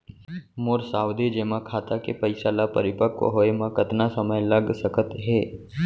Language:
Chhattisgarhi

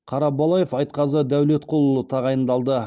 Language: Kazakh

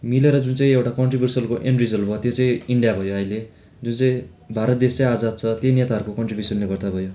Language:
Nepali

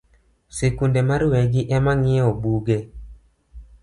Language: Luo (Kenya and Tanzania)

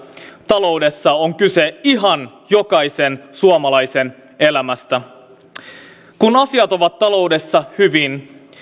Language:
Finnish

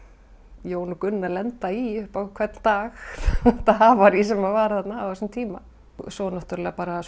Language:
Icelandic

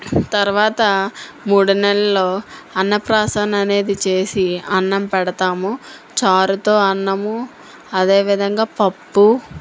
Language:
Telugu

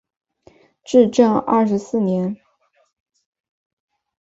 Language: Chinese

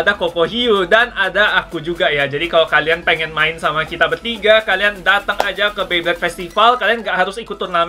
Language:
Indonesian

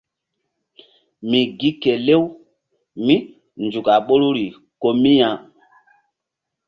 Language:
Mbum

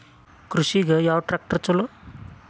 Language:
Kannada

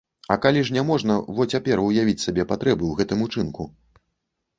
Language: Belarusian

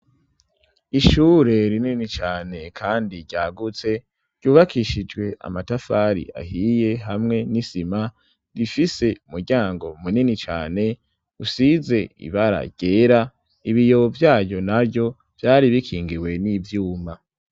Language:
Rundi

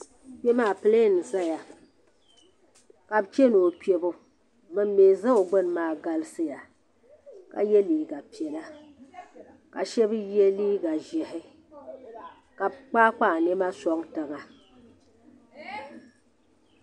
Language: Dagbani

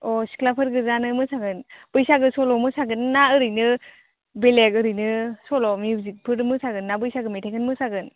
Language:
Bodo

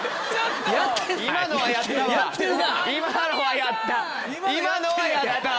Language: Japanese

